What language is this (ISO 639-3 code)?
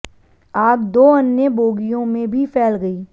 hin